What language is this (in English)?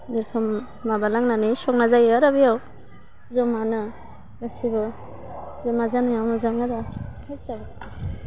Bodo